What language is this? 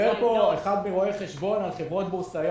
Hebrew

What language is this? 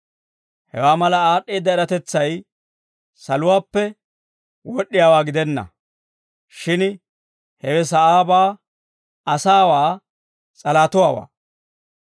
Dawro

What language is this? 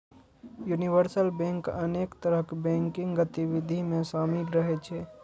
Maithili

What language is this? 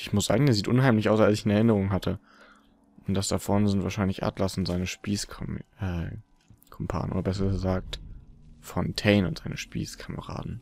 German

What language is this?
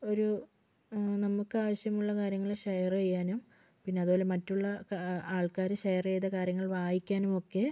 Malayalam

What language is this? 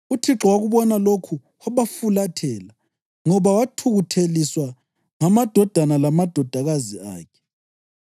North Ndebele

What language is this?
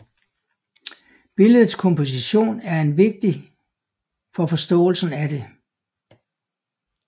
Danish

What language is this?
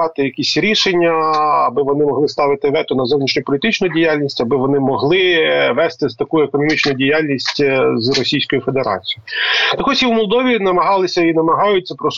Ukrainian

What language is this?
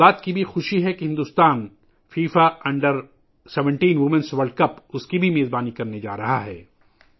Urdu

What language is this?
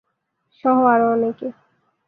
Bangla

